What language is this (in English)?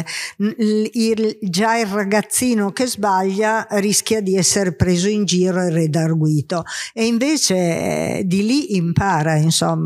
Italian